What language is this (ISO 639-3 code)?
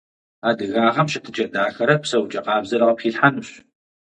kbd